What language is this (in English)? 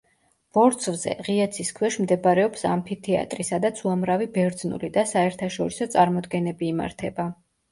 Georgian